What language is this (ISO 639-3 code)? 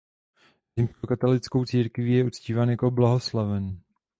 ces